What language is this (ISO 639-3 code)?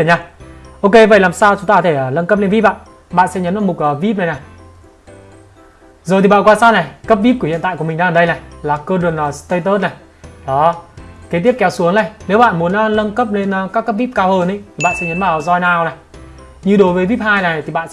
vie